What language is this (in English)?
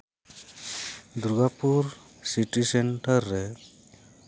Santali